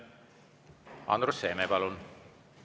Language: Estonian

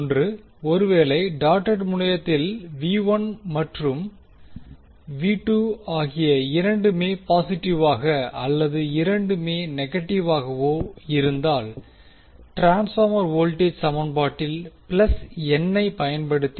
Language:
Tamil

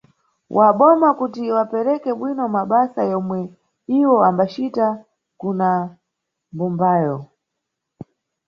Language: Nyungwe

